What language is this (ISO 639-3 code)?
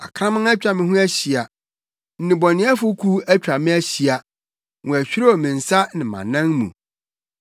aka